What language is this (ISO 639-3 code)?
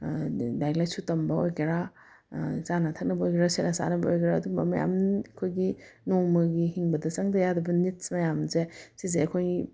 mni